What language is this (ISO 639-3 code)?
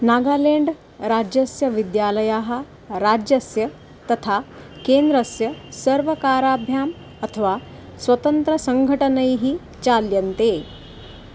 san